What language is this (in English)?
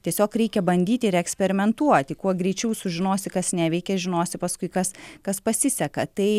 Lithuanian